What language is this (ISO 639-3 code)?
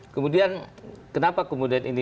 ind